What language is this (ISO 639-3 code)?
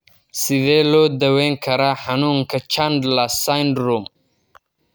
som